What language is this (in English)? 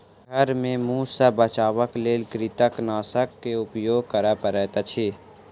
Maithili